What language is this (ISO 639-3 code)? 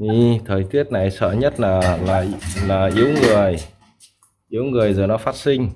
vie